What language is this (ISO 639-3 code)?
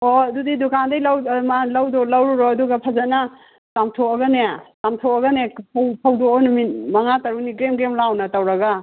mni